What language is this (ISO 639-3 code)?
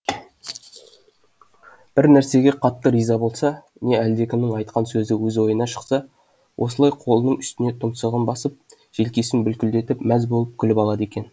kaz